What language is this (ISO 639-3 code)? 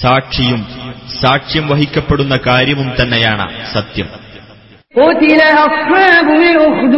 mal